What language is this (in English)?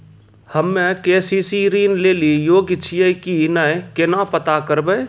Maithili